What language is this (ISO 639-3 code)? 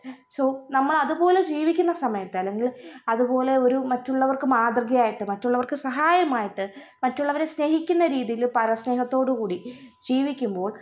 mal